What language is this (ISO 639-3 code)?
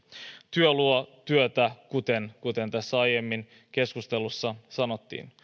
fin